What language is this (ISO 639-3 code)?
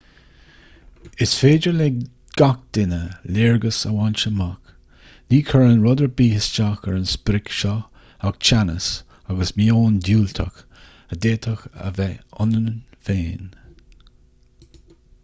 gle